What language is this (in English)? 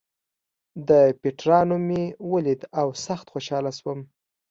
Pashto